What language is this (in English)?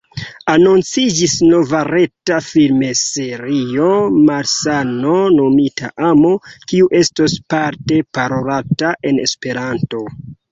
Esperanto